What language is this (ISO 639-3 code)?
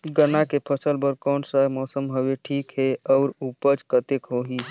hne